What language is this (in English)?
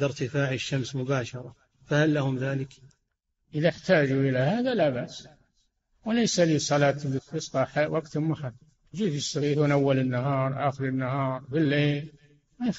Arabic